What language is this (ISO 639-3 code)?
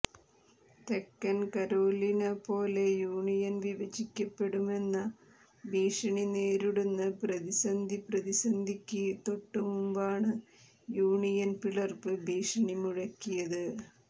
mal